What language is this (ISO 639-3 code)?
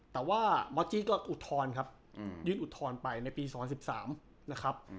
tha